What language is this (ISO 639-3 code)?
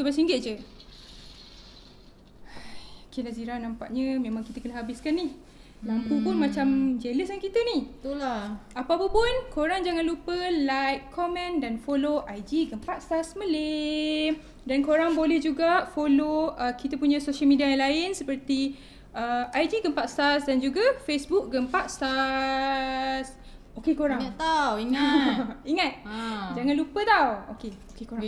msa